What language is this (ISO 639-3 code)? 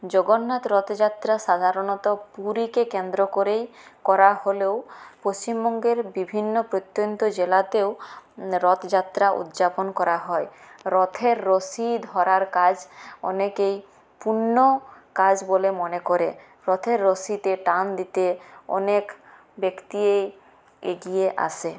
ben